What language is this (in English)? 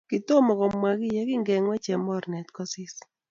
Kalenjin